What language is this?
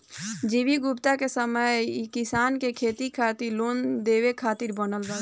Bhojpuri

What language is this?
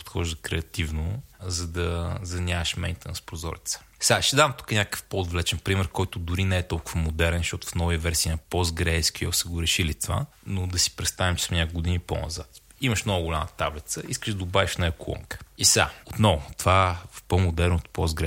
Bulgarian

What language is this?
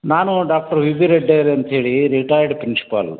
Kannada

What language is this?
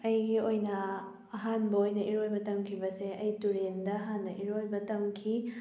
Manipuri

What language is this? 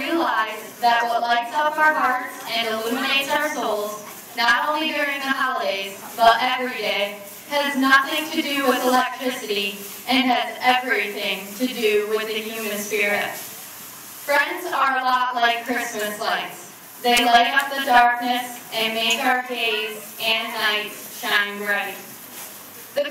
English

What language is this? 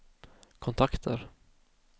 Swedish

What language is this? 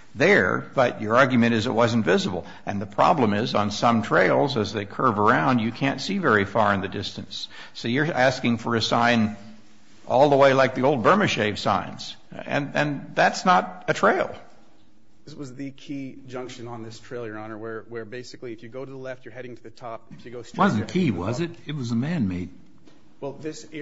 English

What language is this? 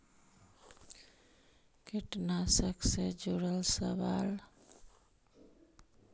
Magahi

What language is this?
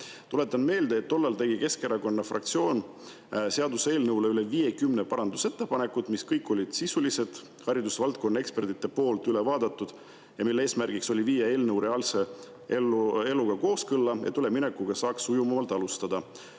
Estonian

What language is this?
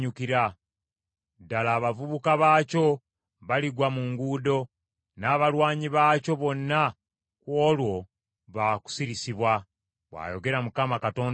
Ganda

